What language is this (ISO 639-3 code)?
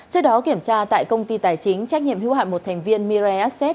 vie